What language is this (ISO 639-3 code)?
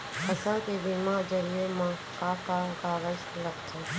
hne